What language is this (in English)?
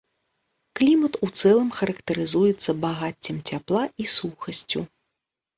Belarusian